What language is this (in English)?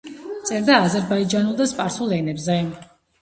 Georgian